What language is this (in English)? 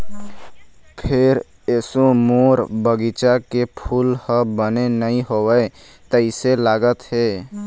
Chhattisgarhi